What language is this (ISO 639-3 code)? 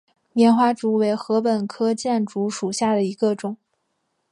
zho